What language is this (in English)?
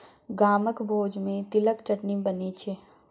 Maithili